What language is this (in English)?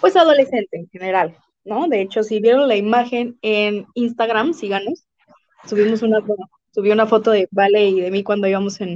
Spanish